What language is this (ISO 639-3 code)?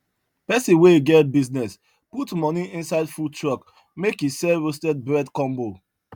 pcm